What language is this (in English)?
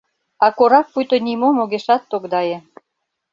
Mari